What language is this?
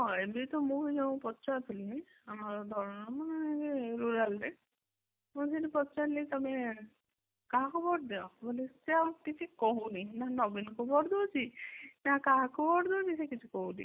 Odia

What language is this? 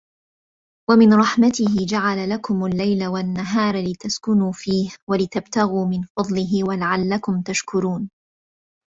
Arabic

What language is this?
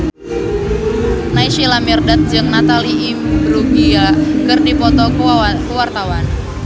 Sundanese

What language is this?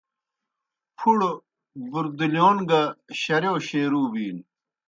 Kohistani Shina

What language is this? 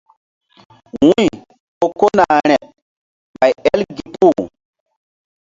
Mbum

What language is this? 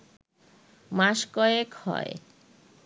Bangla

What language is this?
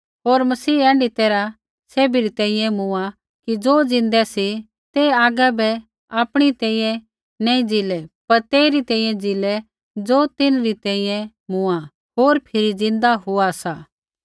Kullu Pahari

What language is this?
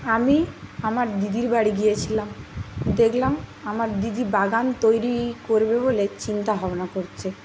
Bangla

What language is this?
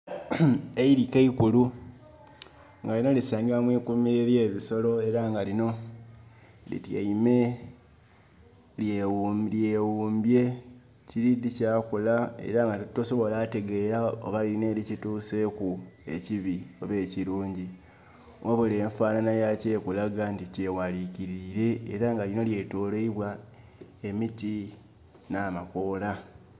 Soga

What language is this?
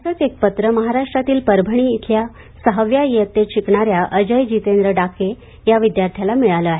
Marathi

